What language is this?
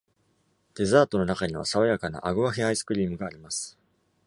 Japanese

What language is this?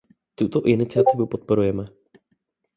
Czech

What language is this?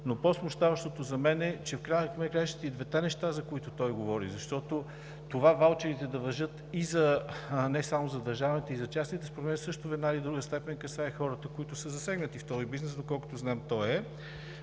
Bulgarian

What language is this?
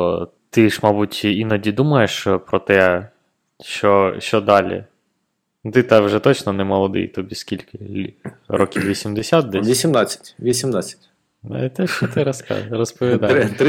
Ukrainian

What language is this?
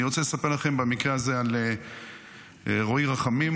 Hebrew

